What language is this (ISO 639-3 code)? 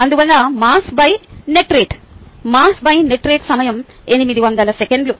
tel